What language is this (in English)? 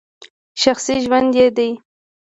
Pashto